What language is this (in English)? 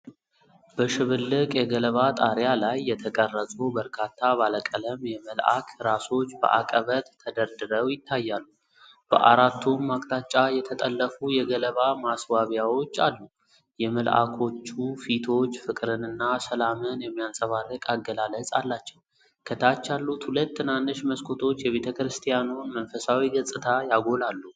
Amharic